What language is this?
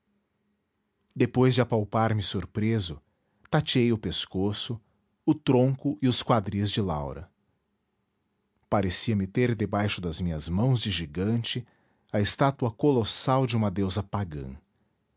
Portuguese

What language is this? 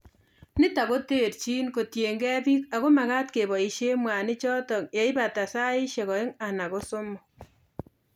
Kalenjin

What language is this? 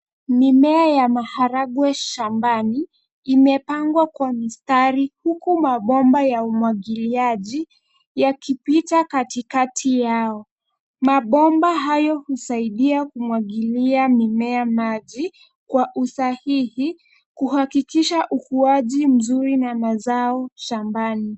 Swahili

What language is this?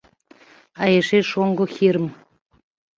Mari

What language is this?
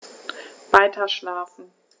German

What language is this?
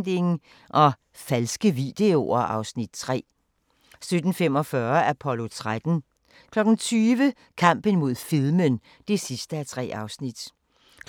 Danish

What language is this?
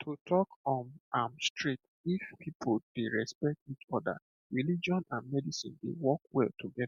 Nigerian Pidgin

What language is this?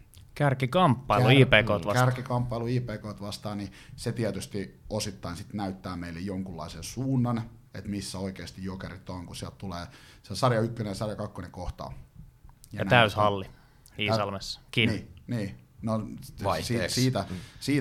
Finnish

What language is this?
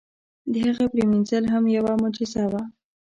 Pashto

